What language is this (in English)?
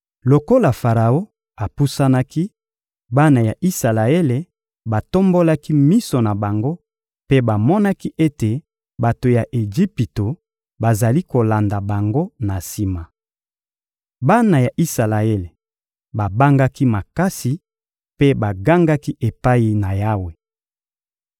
Lingala